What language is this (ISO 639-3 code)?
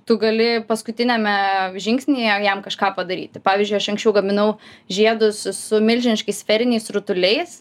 lit